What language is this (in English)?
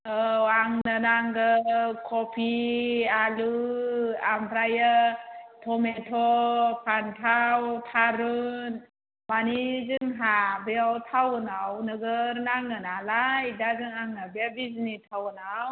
Bodo